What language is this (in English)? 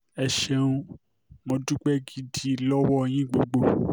Yoruba